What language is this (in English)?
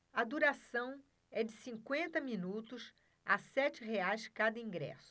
Portuguese